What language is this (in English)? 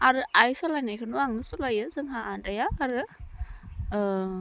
Bodo